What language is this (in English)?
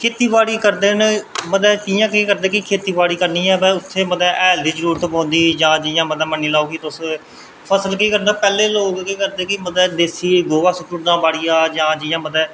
Dogri